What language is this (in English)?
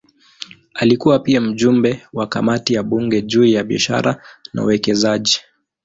Swahili